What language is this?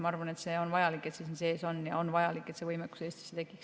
Estonian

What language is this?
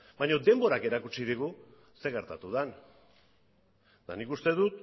Basque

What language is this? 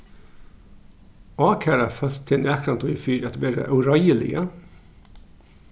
Faroese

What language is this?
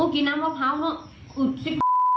Thai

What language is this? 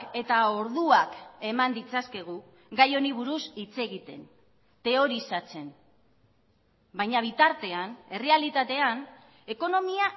Basque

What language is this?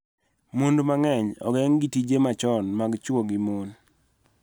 Luo (Kenya and Tanzania)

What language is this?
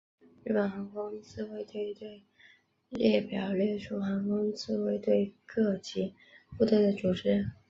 Chinese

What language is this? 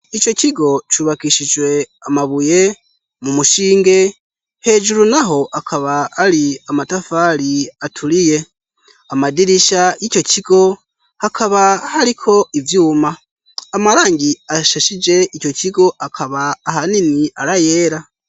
Rundi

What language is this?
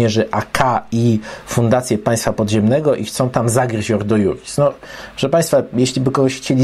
Polish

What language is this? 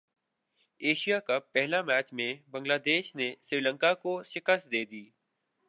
Urdu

